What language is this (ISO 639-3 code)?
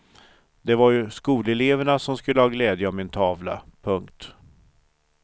swe